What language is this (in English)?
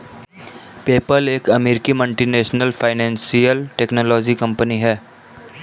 Hindi